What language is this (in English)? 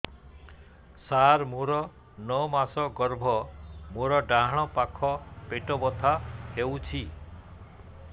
Odia